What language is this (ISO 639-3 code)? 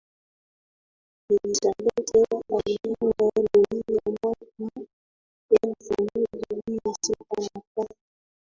swa